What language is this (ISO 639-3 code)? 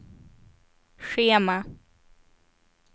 swe